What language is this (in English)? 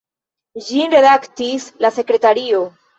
Esperanto